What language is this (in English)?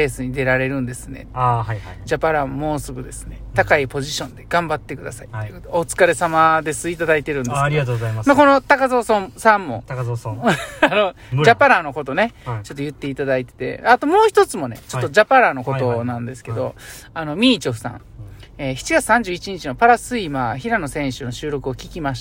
Japanese